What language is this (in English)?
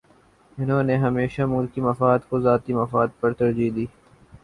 Urdu